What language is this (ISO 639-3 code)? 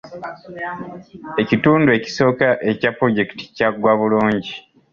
lug